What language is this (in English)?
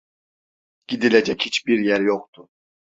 Turkish